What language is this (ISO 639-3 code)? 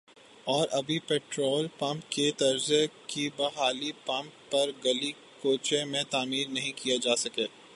urd